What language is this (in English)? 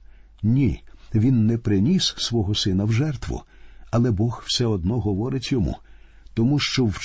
Ukrainian